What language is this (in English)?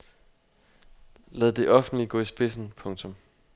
Danish